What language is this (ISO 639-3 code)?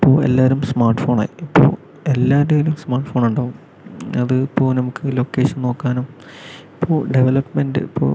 mal